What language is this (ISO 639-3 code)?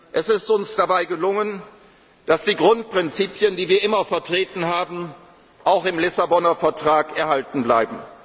deu